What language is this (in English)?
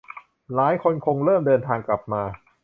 Thai